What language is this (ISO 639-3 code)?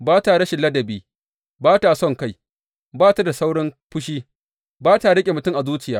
hau